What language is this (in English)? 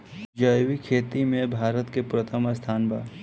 Bhojpuri